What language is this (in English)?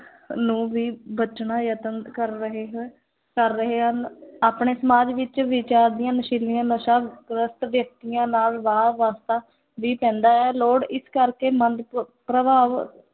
Punjabi